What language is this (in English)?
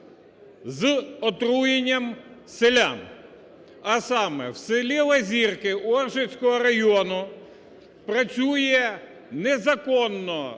Ukrainian